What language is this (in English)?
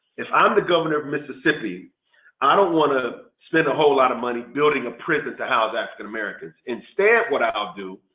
English